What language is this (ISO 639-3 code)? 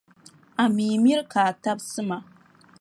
dag